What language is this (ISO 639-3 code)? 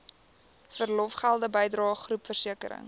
afr